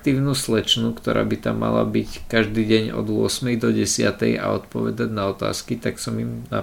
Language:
Slovak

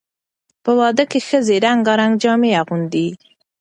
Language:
Pashto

